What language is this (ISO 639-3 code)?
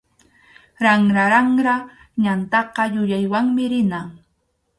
qxu